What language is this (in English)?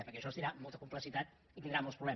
Catalan